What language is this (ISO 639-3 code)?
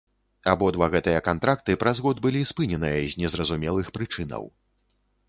bel